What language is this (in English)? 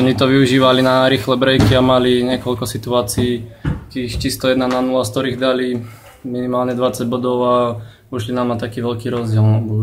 Slovak